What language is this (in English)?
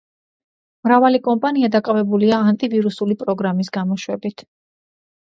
Georgian